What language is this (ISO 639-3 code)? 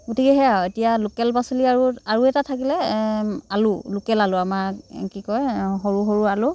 asm